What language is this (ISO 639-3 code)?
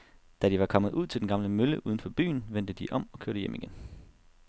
dan